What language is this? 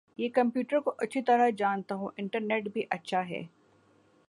Urdu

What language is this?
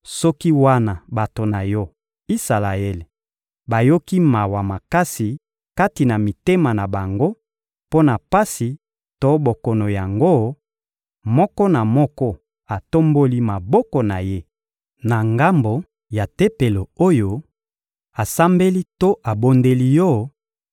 Lingala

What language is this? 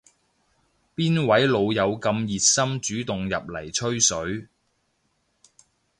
Cantonese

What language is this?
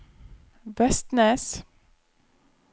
Norwegian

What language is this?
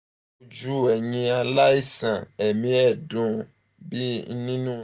Yoruba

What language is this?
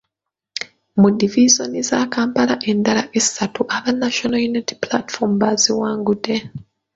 Ganda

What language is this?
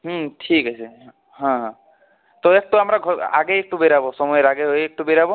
Bangla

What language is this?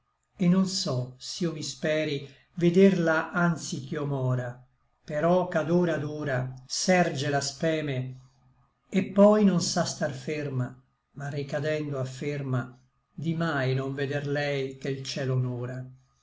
Italian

